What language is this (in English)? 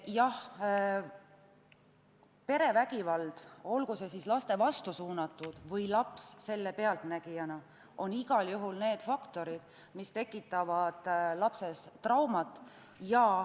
Estonian